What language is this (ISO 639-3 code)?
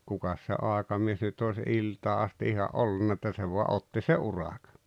fin